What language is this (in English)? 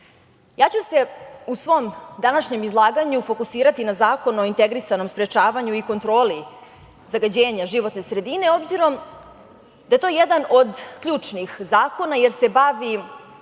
Serbian